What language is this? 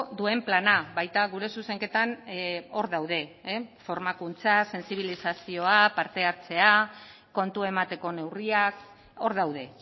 Basque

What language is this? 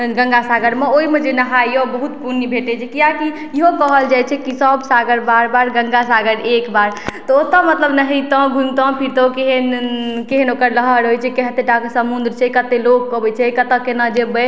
Maithili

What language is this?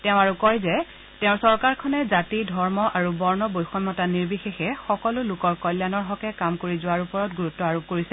Assamese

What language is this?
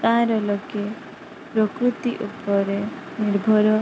Odia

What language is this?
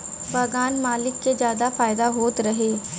Bhojpuri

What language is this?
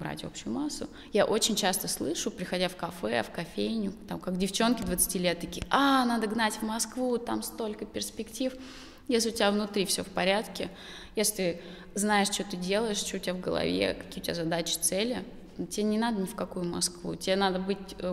Russian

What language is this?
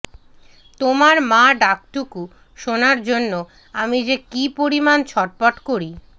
Bangla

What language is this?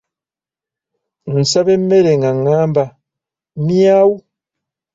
Ganda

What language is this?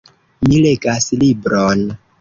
Esperanto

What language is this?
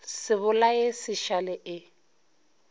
Northern Sotho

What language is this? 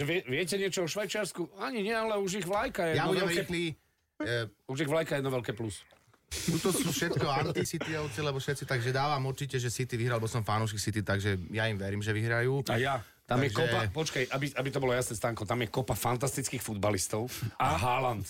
Slovak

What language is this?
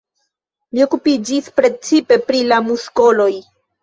Esperanto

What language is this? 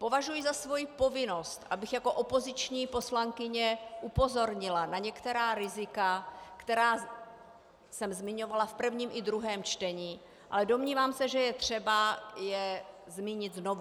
Czech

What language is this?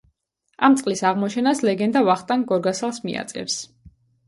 Georgian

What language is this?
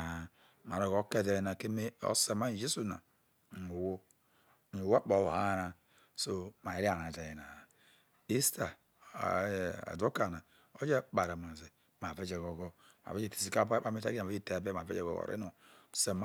Isoko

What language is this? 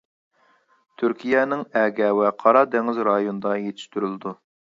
Uyghur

